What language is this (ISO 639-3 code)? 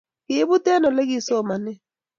kln